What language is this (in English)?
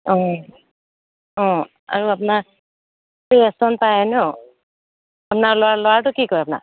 Assamese